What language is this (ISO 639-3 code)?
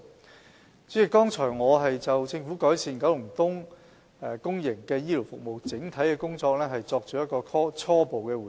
yue